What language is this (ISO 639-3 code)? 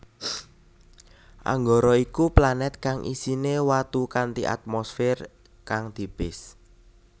jav